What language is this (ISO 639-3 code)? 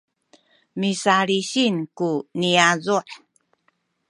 szy